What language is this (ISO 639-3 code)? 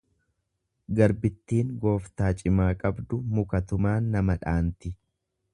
orm